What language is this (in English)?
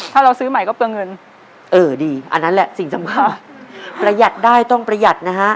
Thai